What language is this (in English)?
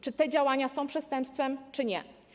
Polish